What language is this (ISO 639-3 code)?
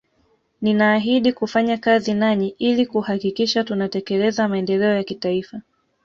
swa